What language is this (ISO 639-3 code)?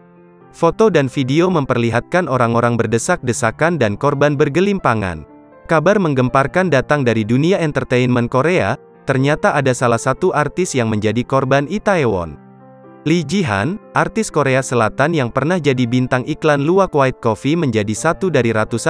ind